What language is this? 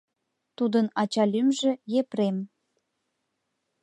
Mari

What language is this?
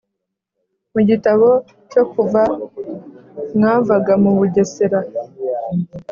Kinyarwanda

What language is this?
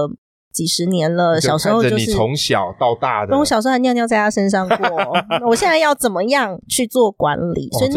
Chinese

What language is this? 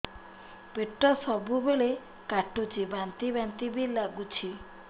Odia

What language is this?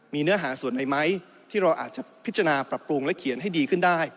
Thai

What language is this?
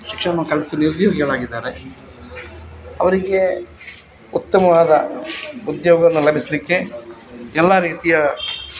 Kannada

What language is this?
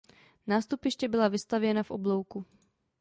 Czech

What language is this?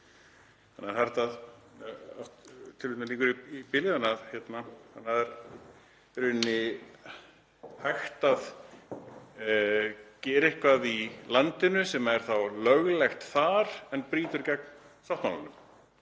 Icelandic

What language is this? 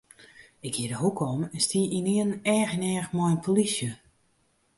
Western Frisian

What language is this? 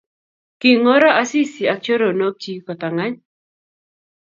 Kalenjin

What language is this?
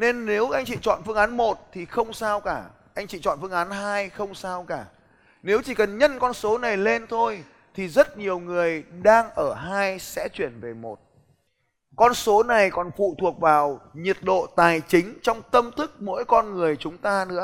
Vietnamese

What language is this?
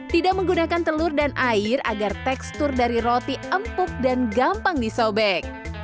Indonesian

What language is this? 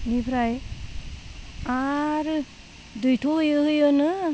Bodo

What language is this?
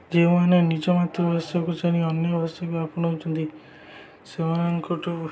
Odia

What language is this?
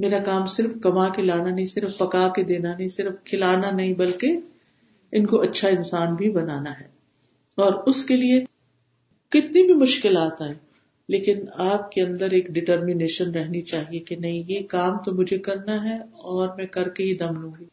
Urdu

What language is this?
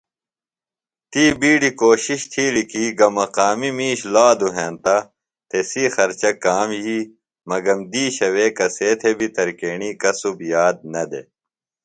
Phalura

